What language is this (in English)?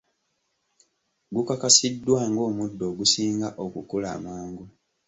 Ganda